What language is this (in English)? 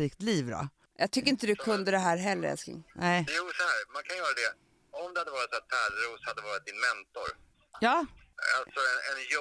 Swedish